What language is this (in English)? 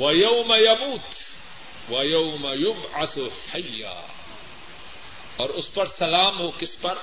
Urdu